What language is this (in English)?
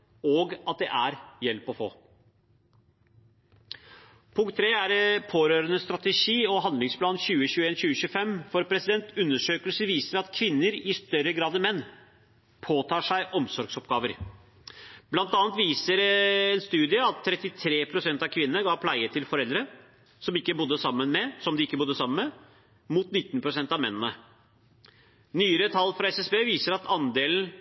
Norwegian Bokmål